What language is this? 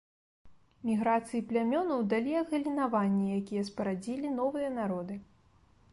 Belarusian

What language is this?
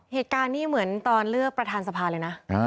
Thai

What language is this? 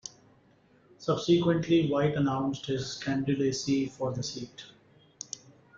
English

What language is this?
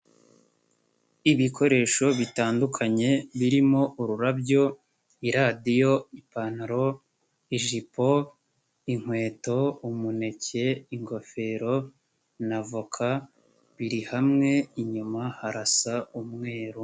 Kinyarwanda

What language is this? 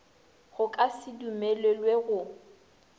Northern Sotho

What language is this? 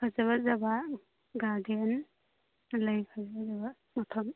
Manipuri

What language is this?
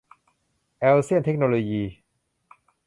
Thai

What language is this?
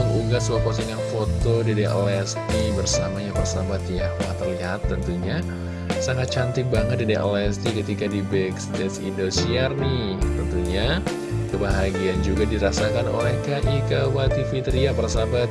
Indonesian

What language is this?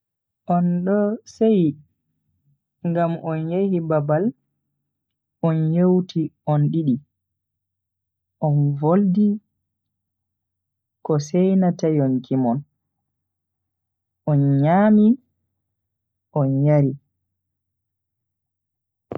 Bagirmi Fulfulde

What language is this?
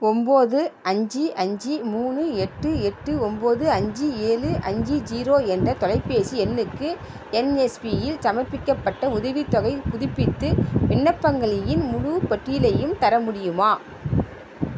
Tamil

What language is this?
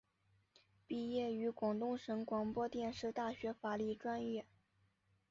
Chinese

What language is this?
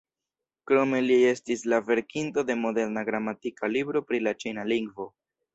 Esperanto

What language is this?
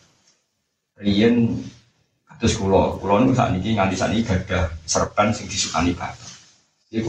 Malay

